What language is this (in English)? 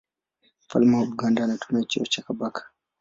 Swahili